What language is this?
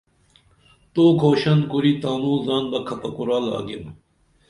Dameli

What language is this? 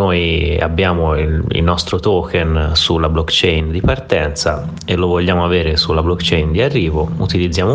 Italian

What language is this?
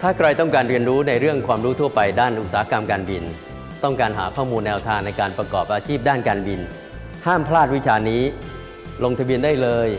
Thai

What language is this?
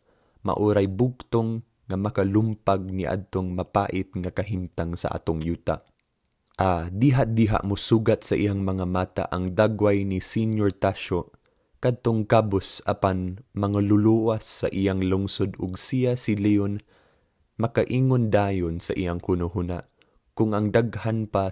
Filipino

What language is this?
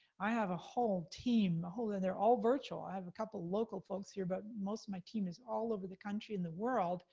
English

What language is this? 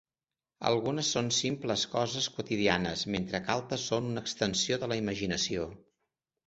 Catalan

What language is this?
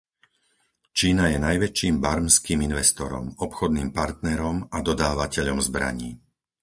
Slovak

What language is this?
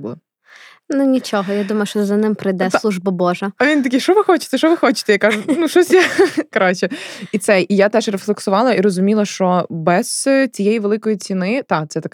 Ukrainian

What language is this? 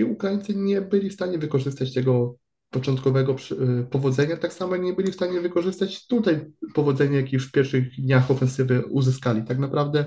Polish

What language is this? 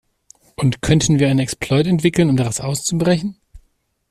German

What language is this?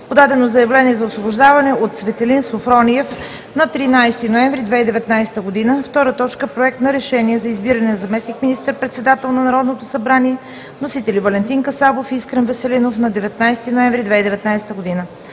Bulgarian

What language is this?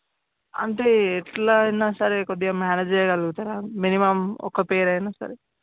Telugu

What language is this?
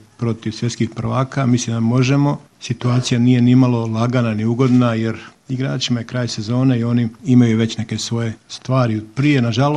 Croatian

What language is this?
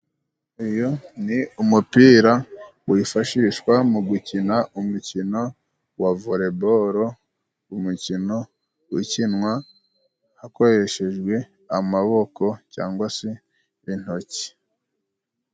Kinyarwanda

